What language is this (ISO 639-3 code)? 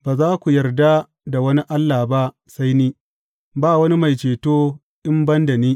hau